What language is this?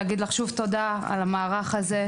Hebrew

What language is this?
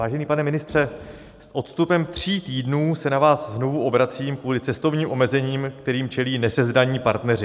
Czech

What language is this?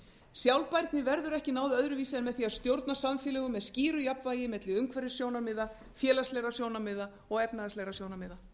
Icelandic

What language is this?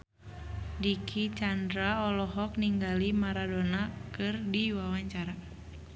Sundanese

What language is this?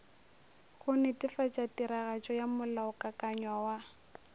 Northern Sotho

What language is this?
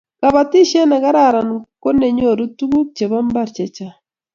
Kalenjin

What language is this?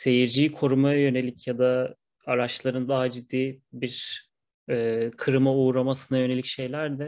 Turkish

